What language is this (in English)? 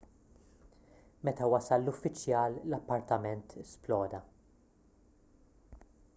Maltese